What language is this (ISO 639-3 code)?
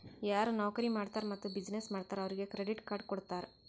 kan